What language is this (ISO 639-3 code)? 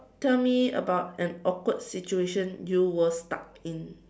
eng